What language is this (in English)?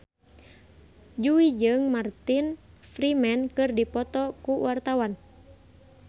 Sundanese